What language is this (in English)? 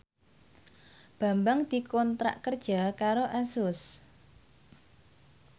Javanese